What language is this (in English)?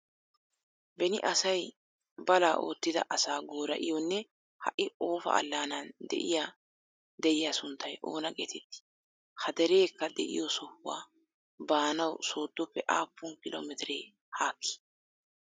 Wolaytta